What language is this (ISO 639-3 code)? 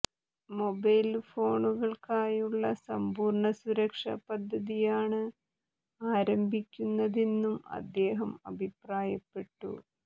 mal